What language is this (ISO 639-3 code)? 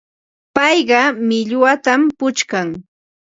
qva